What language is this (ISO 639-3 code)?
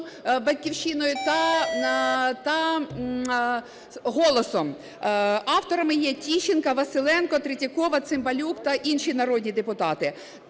ukr